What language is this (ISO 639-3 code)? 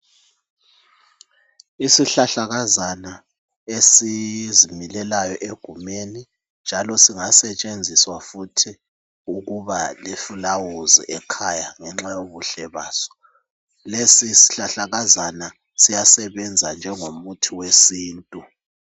nde